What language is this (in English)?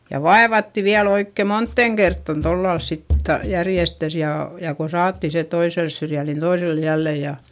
Finnish